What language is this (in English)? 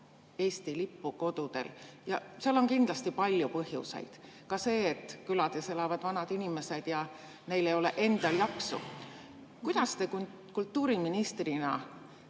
Estonian